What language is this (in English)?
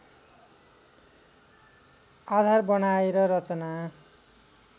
Nepali